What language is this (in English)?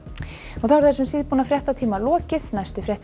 Icelandic